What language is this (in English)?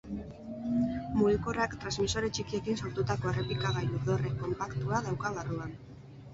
Basque